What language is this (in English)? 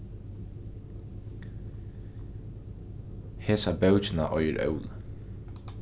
Faroese